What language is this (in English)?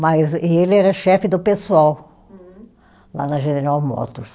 Portuguese